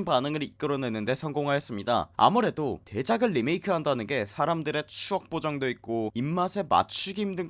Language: Korean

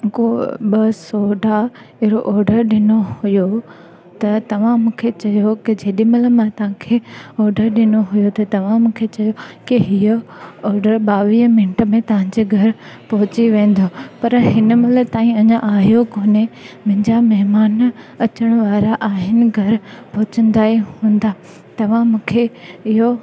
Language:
Sindhi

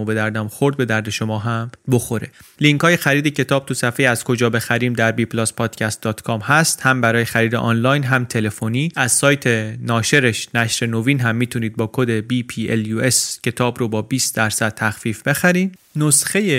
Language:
Persian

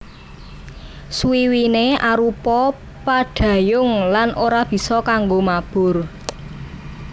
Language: Javanese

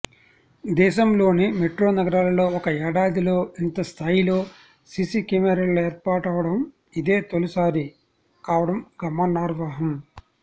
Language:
Telugu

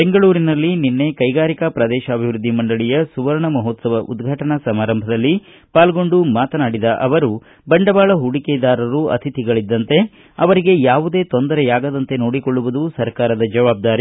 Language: Kannada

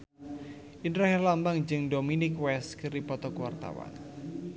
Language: Sundanese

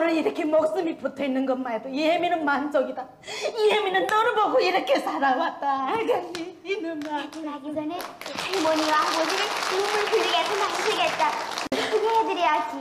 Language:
Korean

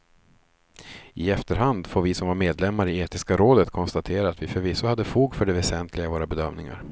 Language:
Swedish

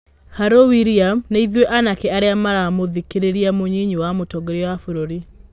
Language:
Kikuyu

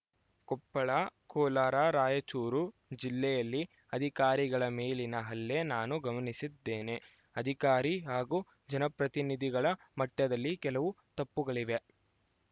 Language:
Kannada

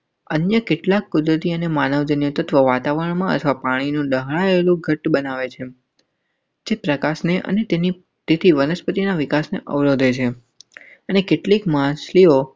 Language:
Gujarati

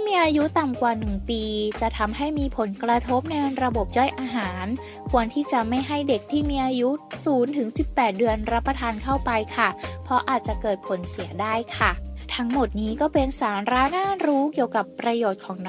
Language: Thai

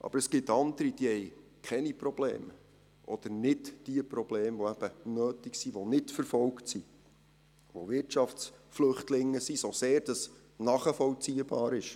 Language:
Swiss German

